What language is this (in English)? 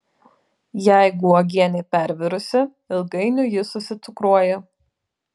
Lithuanian